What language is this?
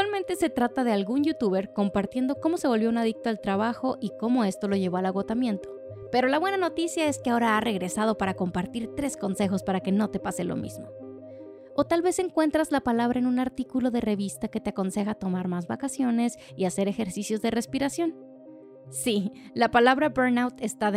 Spanish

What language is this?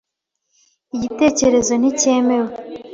Kinyarwanda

